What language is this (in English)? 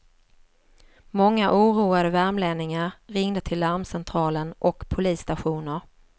Swedish